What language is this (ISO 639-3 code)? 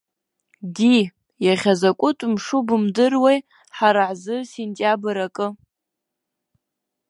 abk